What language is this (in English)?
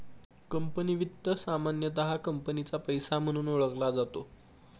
Marathi